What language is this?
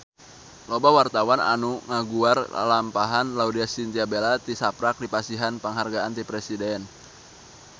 Sundanese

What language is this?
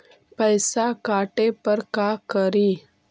Magahi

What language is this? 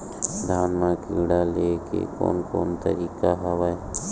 Chhattisgarhi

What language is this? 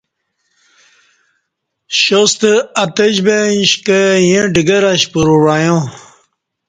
Kati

